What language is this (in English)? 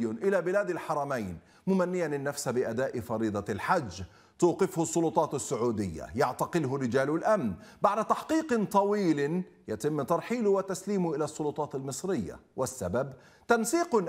Arabic